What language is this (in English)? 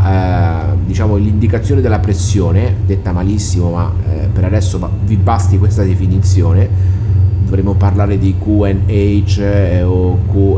Italian